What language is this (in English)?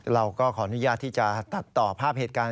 Thai